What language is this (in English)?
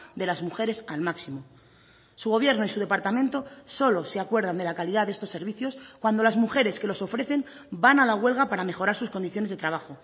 Spanish